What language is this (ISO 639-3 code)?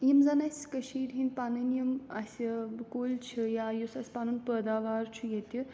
kas